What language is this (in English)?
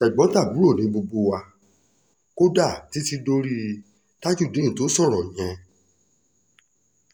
Yoruba